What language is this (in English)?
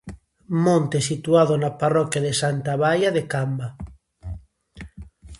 Galician